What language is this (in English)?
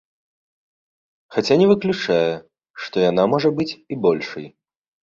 Belarusian